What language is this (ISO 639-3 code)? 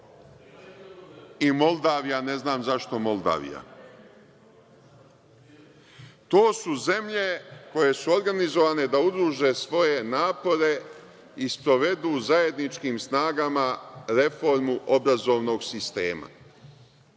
srp